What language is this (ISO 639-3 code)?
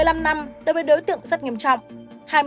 vie